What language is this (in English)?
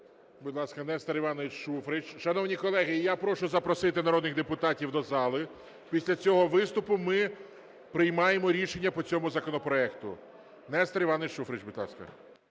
Ukrainian